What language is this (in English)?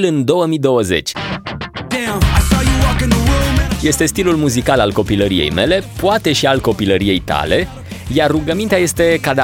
Romanian